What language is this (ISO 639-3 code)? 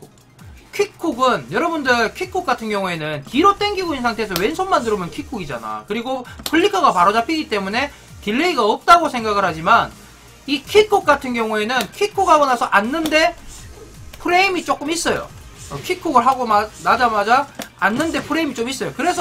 kor